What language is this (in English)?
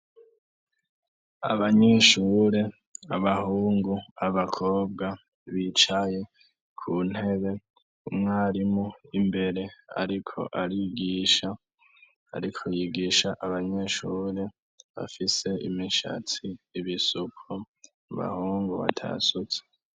Rundi